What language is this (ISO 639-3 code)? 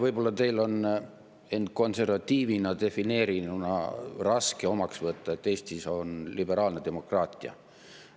est